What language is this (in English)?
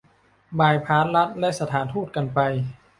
Thai